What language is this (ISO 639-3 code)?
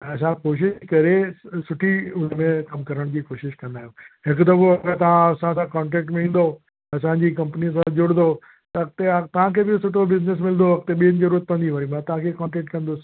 snd